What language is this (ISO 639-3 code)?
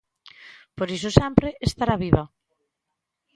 glg